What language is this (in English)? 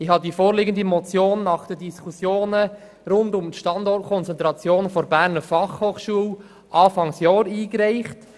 Swiss German